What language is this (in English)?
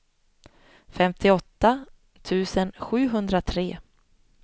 Swedish